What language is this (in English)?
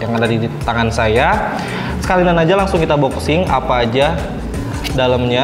Indonesian